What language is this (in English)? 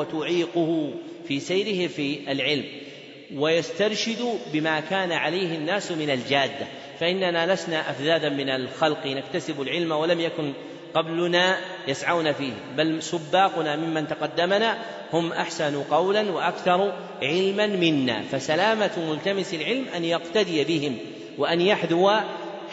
Arabic